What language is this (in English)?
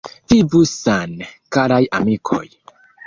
Esperanto